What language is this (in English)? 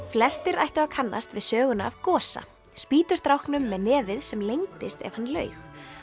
Icelandic